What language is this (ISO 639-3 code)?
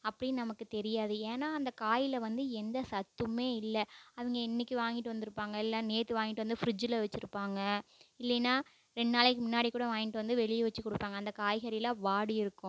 tam